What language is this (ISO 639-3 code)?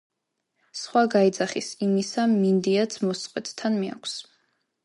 kat